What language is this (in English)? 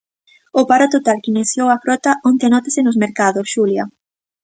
Galician